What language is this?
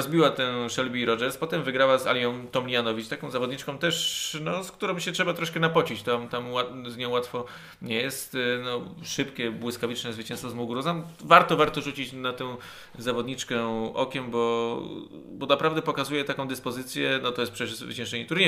Polish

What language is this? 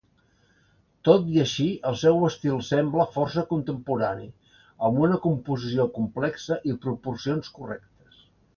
Catalan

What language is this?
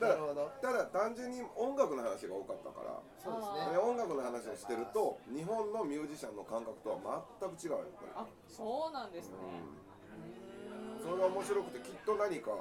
Japanese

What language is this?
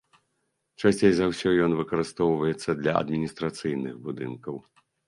Belarusian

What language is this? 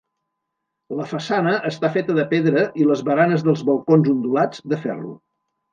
Catalan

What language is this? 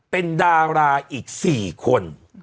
Thai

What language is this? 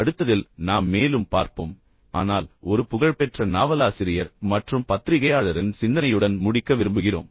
Tamil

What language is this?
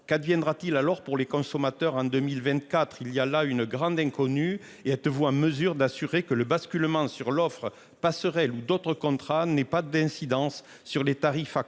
French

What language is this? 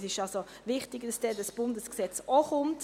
Swiss German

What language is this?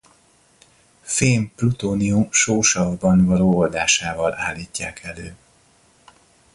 Hungarian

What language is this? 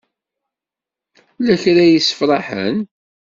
Kabyle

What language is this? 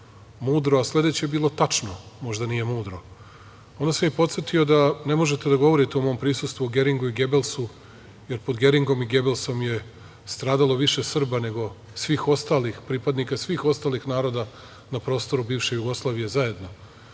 Serbian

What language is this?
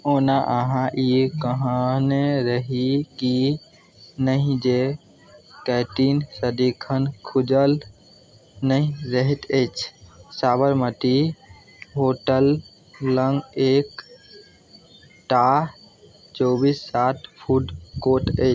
Maithili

